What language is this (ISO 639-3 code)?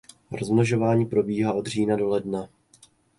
ces